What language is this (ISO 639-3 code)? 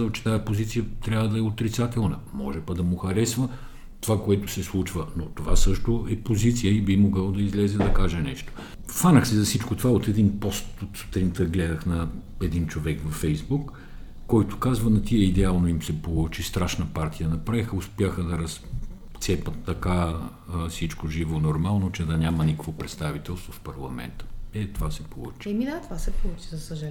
bul